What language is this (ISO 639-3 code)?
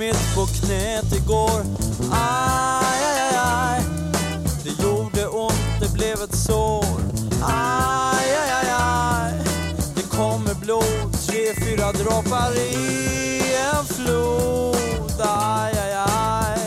swe